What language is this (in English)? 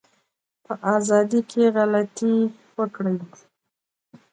Pashto